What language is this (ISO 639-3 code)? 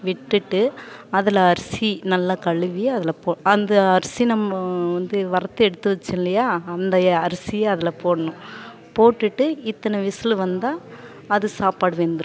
tam